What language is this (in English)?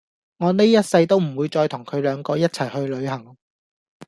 Cantonese